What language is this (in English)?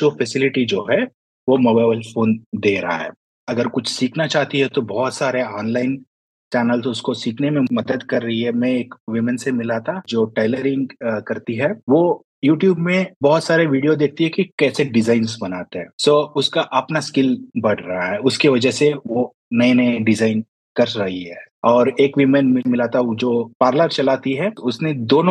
Hindi